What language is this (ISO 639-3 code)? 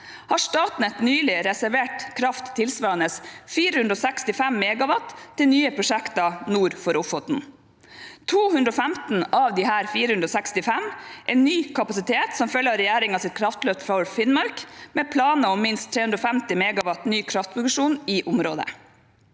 nor